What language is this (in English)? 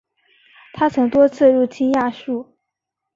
Chinese